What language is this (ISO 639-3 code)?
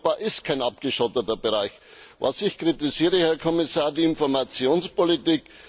deu